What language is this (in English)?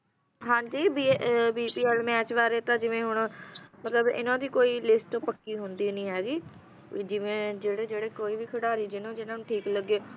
Punjabi